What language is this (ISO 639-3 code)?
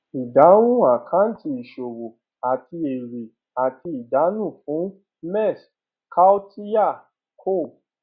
yor